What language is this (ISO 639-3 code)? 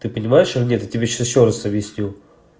rus